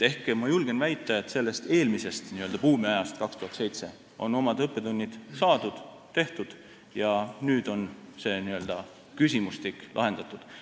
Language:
Estonian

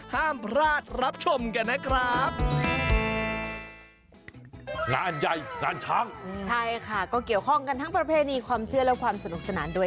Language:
Thai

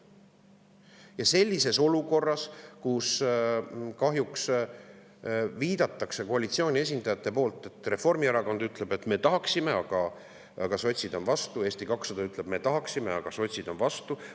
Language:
Estonian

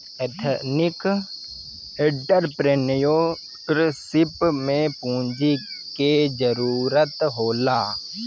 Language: Bhojpuri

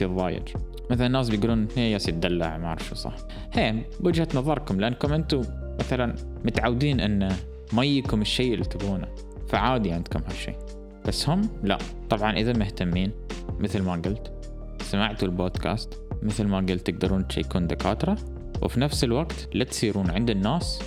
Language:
Arabic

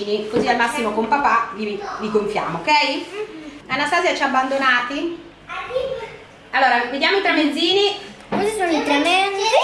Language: Italian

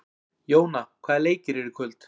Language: Icelandic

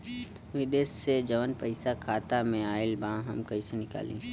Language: Bhojpuri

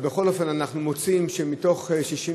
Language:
Hebrew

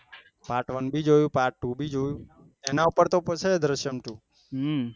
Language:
Gujarati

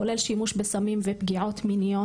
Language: Hebrew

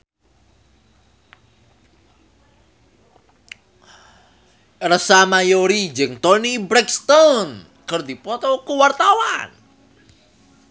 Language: Sundanese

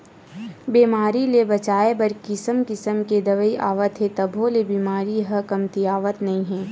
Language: Chhattisgarhi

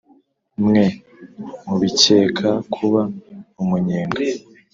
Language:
Kinyarwanda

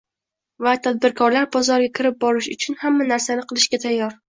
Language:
Uzbek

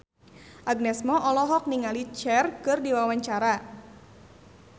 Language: Sundanese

